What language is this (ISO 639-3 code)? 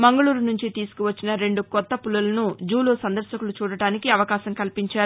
tel